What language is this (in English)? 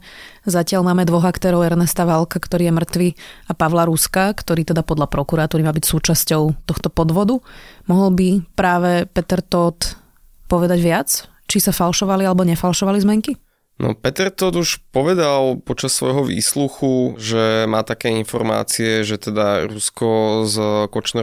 Slovak